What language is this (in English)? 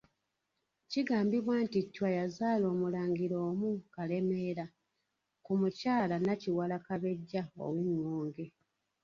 Ganda